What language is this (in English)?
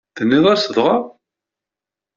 Kabyle